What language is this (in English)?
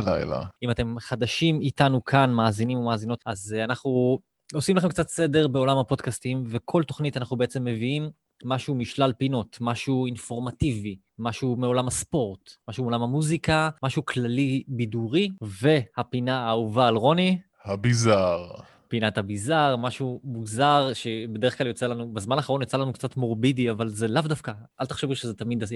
Hebrew